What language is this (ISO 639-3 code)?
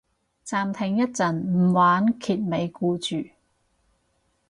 yue